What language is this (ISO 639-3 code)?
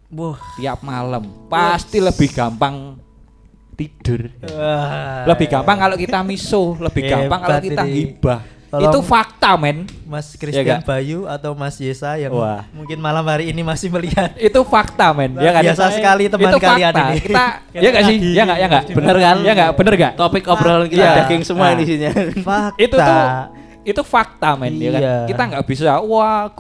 ind